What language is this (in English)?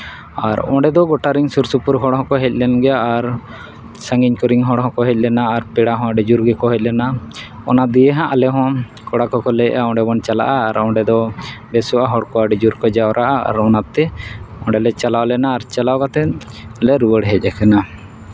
Santali